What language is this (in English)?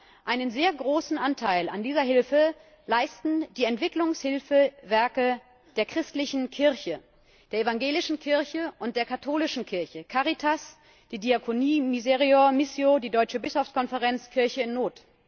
German